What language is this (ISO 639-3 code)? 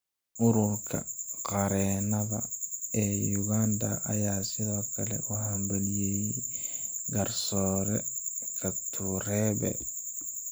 som